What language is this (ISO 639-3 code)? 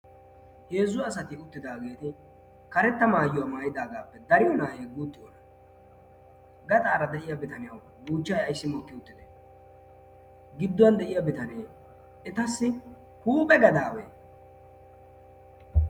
wal